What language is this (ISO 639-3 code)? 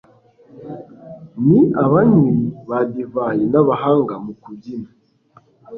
kin